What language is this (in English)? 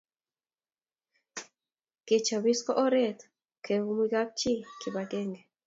Kalenjin